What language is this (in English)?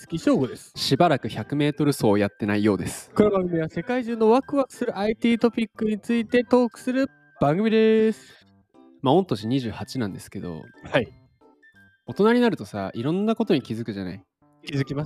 Japanese